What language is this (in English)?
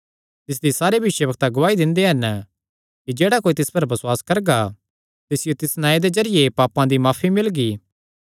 Kangri